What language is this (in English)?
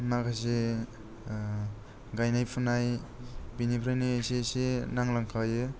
Bodo